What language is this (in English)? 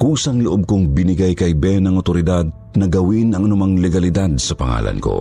Filipino